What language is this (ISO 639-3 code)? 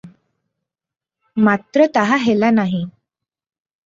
ori